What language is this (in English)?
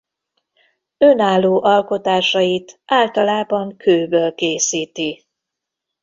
Hungarian